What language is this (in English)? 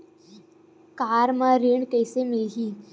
Chhattisgarhi